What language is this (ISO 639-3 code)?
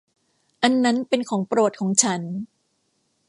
tha